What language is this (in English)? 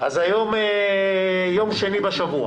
Hebrew